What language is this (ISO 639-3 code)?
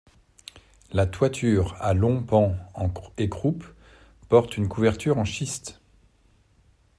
fra